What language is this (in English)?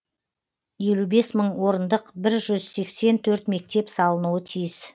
Kazakh